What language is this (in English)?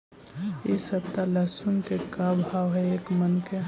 Magahi